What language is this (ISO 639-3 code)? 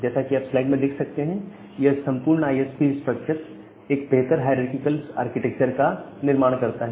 hin